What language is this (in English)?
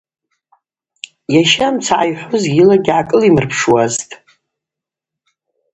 Abaza